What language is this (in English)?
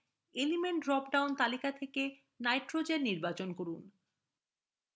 Bangla